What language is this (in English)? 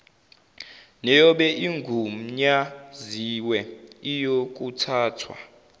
Zulu